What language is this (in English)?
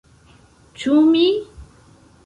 Esperanto